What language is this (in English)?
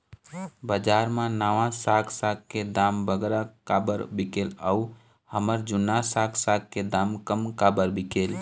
Chhattisgarhi